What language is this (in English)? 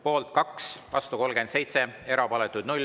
Estonian